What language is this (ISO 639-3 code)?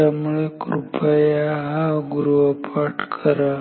mar